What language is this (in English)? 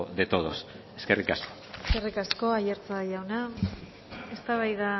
Basque